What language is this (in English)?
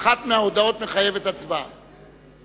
Hebrew